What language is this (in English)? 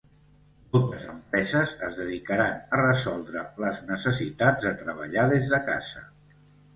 Catalan